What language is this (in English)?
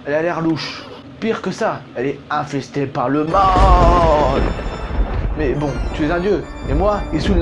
French